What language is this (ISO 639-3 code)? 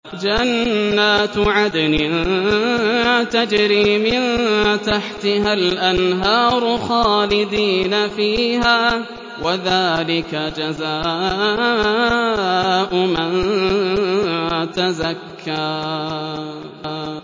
ara